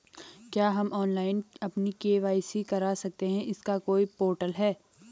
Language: Hindi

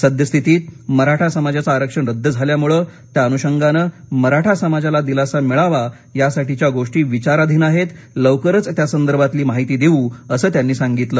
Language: Marathi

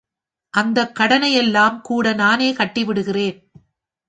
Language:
Tamil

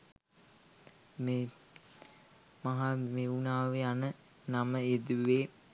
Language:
Sinhala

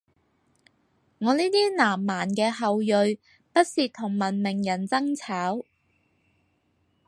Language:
Cantonese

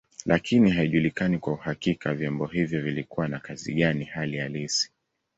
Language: Swahili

